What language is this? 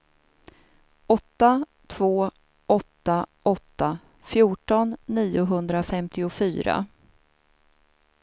Swedish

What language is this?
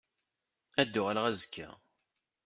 Kabyle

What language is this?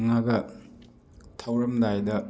Manipuri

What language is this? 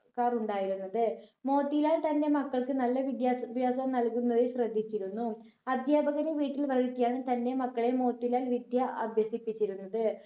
Malayalam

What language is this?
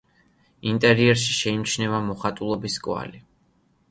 Georgian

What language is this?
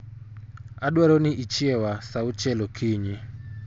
Luo (Kenya and Tanzania)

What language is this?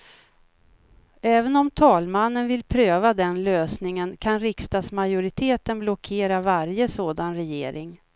Swedish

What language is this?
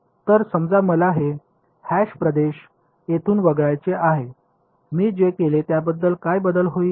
Marathi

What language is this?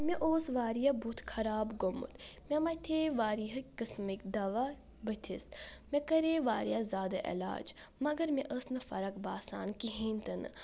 Kashmiri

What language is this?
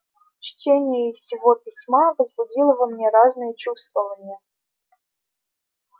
Russian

